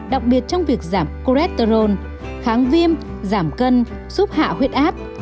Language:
Vietnamese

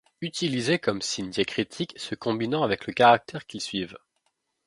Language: French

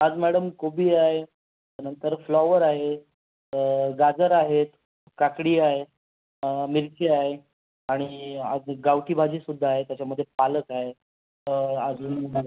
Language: Marathi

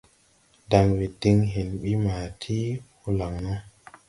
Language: Tupuri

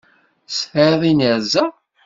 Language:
Kabyle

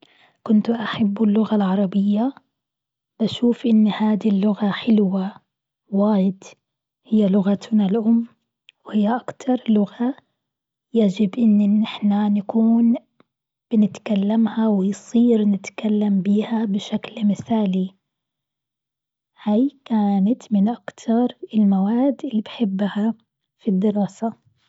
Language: Gulf Arabic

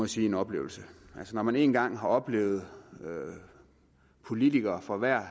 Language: Danish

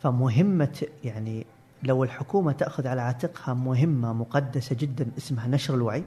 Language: Arabic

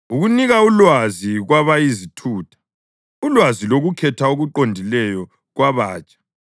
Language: North Ndebele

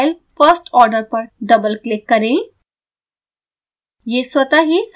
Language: Hindi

